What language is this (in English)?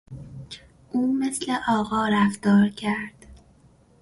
Persian